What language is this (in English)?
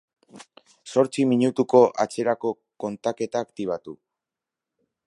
Basque